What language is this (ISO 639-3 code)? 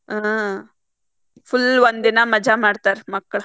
kan